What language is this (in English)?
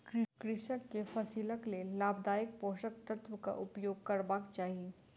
Maithili